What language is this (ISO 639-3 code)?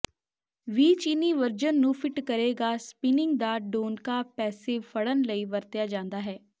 pan